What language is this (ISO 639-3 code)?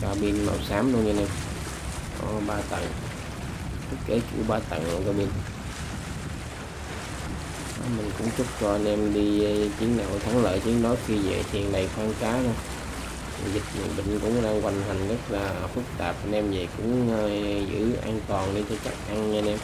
vie